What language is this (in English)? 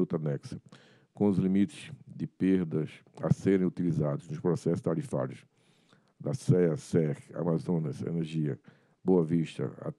Portuguese